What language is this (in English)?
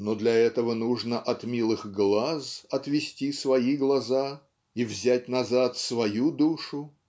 Russian